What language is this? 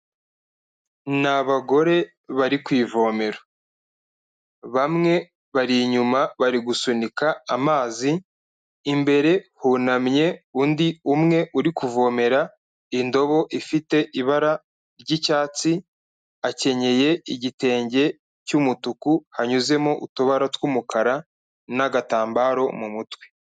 Kinyarwanda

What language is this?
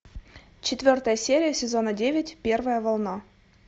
Russian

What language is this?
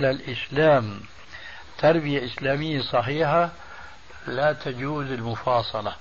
Arabic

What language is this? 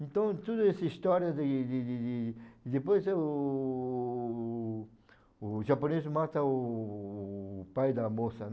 Portuguese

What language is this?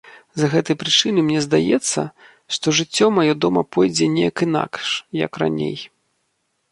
Belarusian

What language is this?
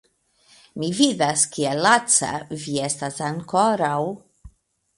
Esperanto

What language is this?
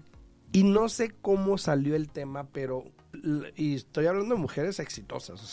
Spanish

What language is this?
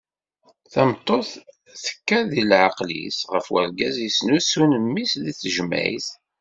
Kabyle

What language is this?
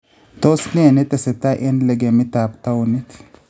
Kalenjin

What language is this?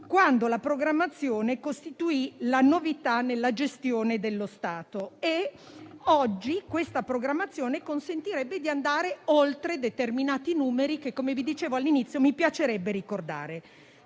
Italian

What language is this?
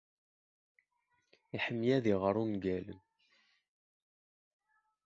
Kabyle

